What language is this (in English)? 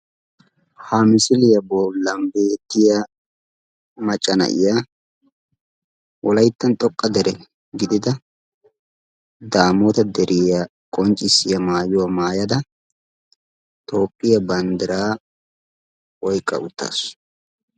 Wolaytta